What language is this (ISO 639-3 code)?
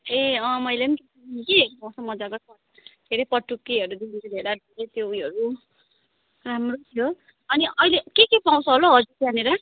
nep